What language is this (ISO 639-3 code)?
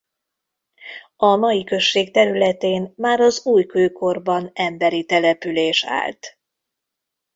hun